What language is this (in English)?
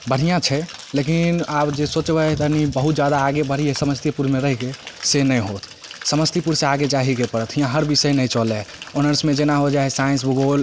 Maithili